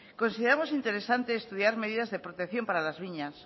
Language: Spanish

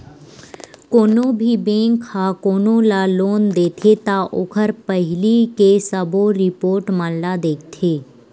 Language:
Chhattisgarhi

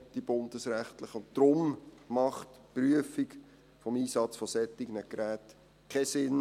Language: Swiss German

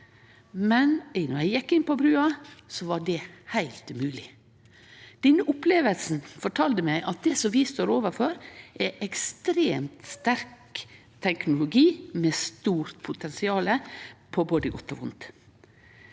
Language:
Norwegian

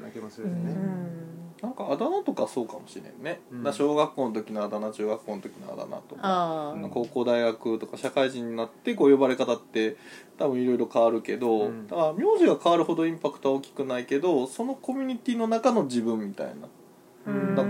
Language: Japanese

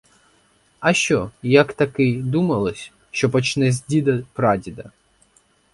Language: Ukrainian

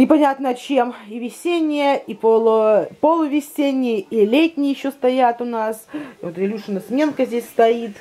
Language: Russian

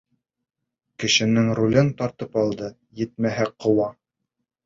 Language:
Bashkir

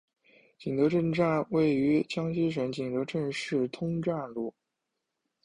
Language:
Chinese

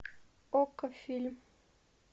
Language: Russian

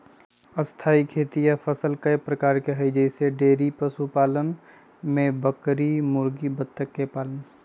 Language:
Magahi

